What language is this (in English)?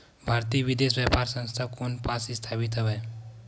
Chhattisgarhi